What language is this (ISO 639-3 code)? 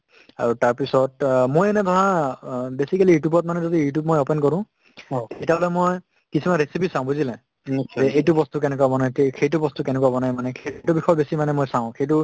asm